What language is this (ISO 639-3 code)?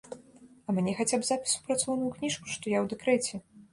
bel